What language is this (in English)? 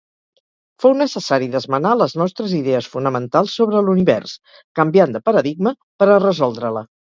Catalan